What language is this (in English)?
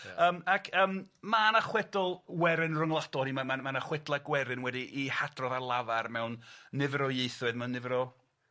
Welsh